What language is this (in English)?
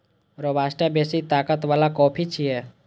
Maithili